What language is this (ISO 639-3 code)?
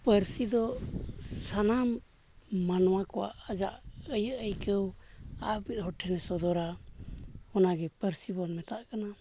sat